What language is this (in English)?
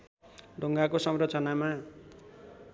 Nepali